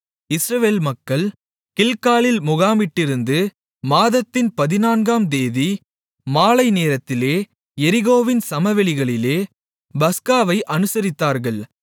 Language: Tamil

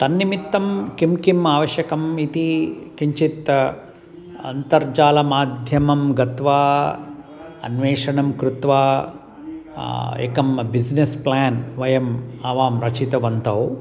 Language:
Sanskrit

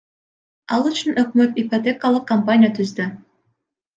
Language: Kyrgyz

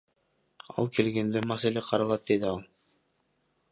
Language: Kyrgyz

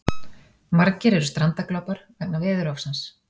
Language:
Icelandic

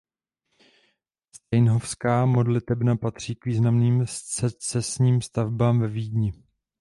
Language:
Czech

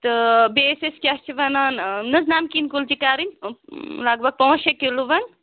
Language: Kashmiri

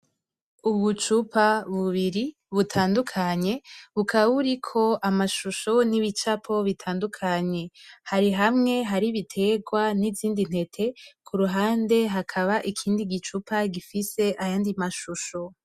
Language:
Rundi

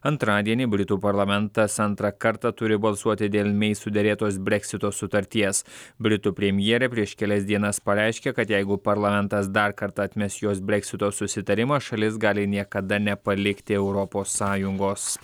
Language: Lithuanian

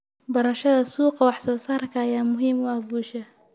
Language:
Somali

